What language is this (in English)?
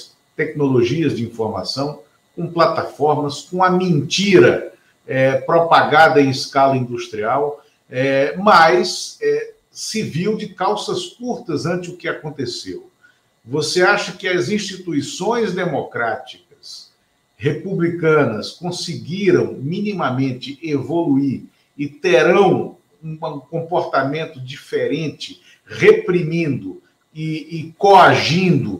Portuguese